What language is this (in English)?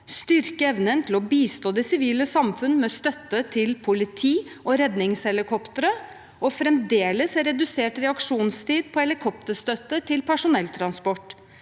Norwegian